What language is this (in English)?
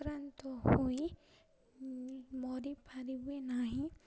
Odia